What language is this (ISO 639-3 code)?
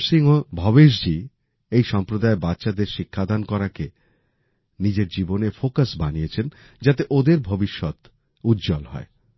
ben